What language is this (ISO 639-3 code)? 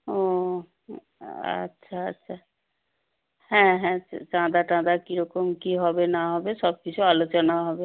ben